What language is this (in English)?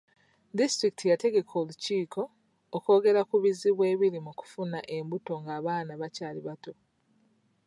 Ganda